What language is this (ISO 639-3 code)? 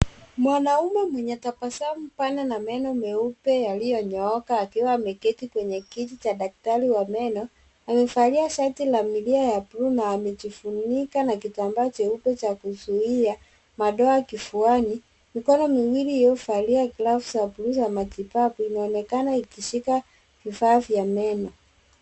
swa